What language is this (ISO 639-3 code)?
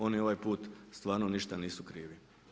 hrv